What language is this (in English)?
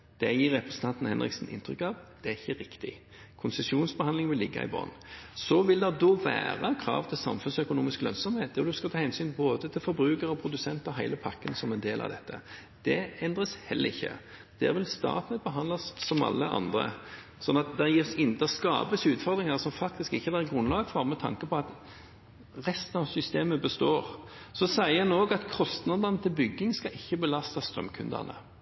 Norwegian Bokmål